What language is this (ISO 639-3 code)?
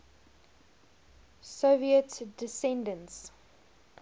eng